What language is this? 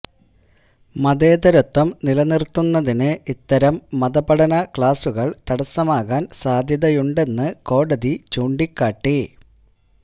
Malayalam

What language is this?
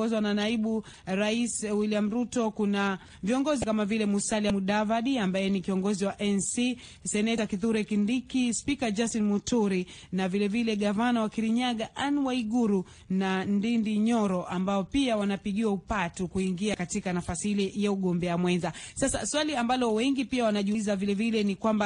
Swahili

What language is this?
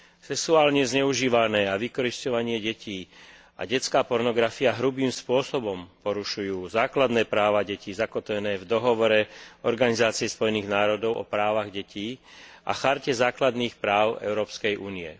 Slovak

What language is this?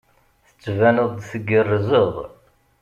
Kabyle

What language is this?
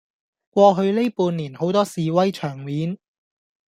Cantonese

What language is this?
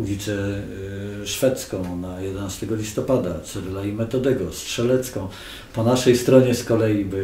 Polish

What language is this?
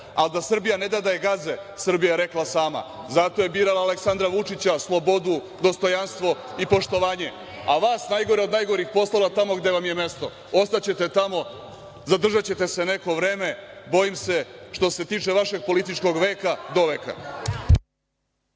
Serbian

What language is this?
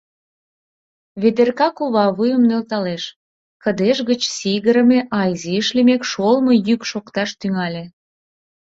Mari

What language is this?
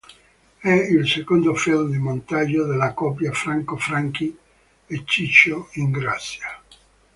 Italian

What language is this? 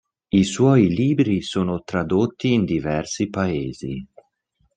Italian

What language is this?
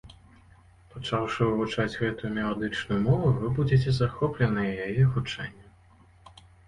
Belarusian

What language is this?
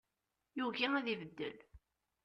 Kabyle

